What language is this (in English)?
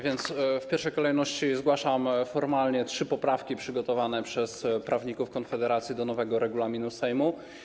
Polish